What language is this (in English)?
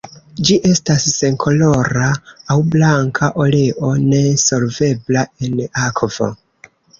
Esperanto